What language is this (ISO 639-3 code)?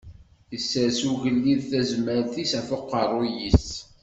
kab